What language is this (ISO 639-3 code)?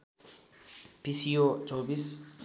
nep